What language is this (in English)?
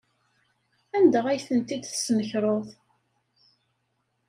Kabyle